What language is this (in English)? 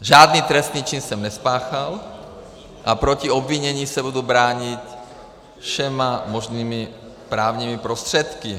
Czech